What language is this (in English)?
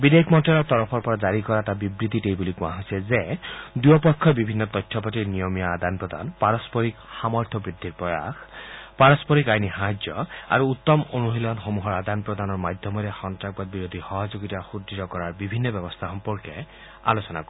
Assamese